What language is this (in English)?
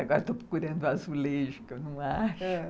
Portuguese